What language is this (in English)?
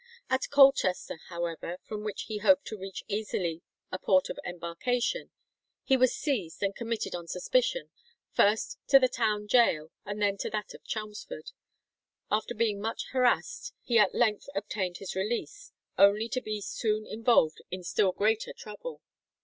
English